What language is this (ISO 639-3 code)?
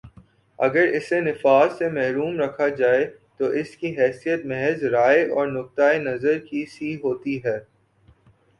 urd